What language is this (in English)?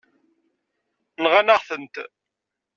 Kabyle